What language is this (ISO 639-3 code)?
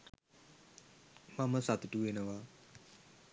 sin